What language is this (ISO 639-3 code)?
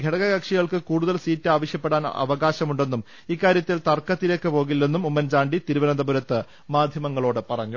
mal